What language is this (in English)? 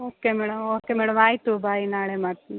Kannada